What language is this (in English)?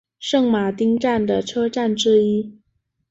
Chinese